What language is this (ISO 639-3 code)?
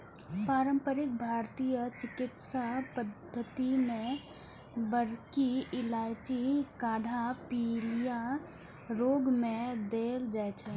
mai